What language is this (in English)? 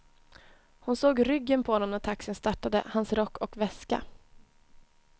Swedish